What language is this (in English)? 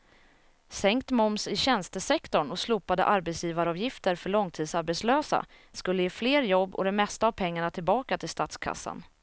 Swedish